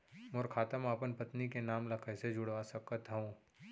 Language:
Chhattisgarhi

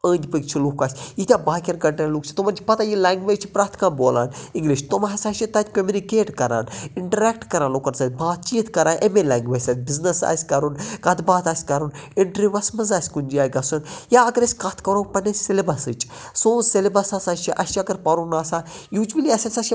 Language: Kashmiri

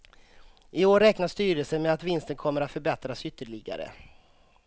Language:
Swedish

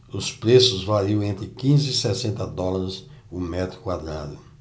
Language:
Portuguese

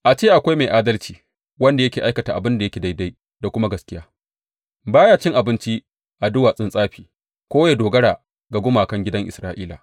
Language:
Hausa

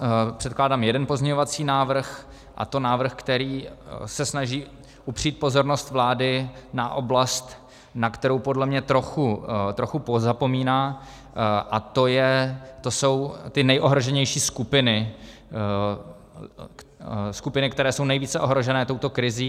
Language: Czech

